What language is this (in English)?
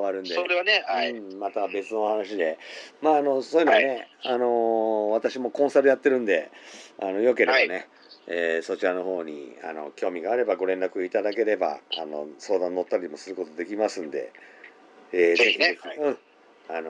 Japanese